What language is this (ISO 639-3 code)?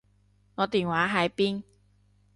yue